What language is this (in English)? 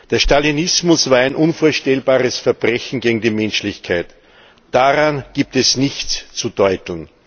German